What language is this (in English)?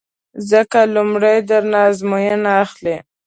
Pashto